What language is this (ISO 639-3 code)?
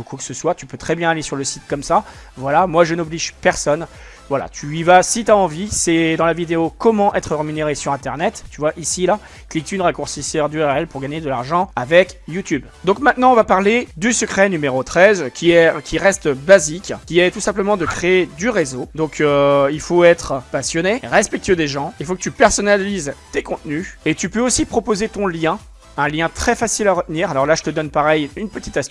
fra